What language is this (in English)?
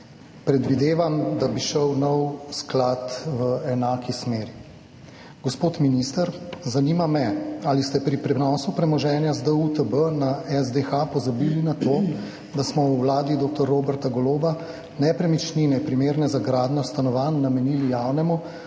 Slovenian